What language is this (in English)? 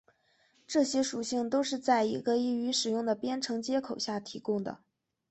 Chinese